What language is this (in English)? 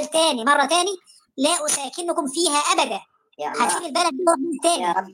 Arabic